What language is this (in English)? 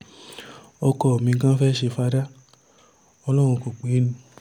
Yoruba